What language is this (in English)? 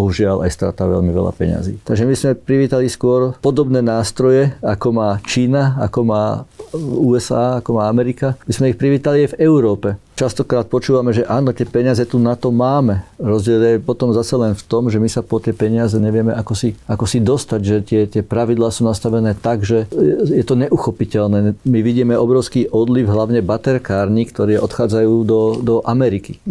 Slovak